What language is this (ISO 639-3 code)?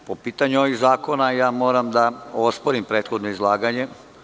srp